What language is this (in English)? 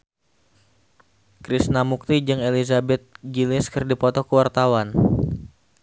Sundanese